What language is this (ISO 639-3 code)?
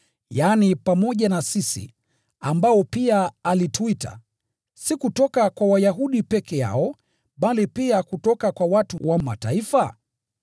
swa